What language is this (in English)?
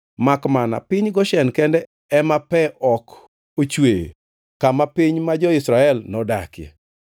Luo (Kenya and Tanzania)